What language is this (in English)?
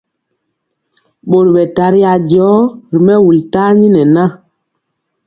Mpiemo